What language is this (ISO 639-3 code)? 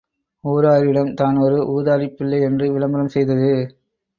tam